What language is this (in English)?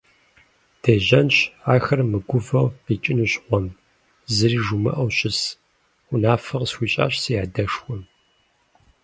Kabardian